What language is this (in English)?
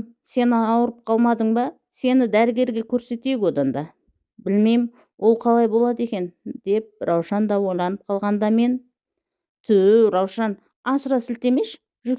Turkish